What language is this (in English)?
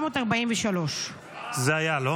Hebrew